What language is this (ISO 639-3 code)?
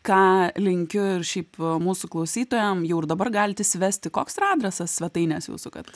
lit